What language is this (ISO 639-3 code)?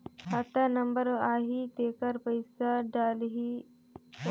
hne